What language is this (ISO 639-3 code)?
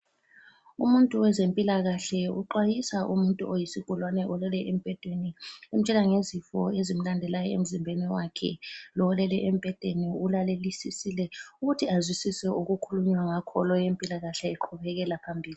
nde